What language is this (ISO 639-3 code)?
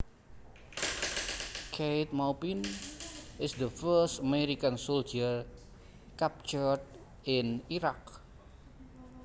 jav